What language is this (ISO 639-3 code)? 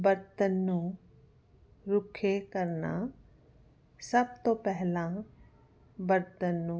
pan